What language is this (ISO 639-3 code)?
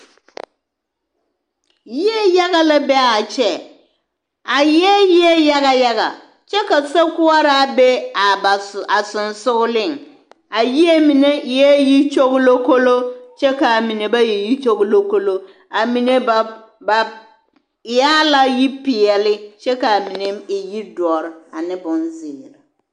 dga